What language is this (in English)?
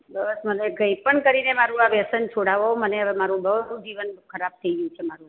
Gujarati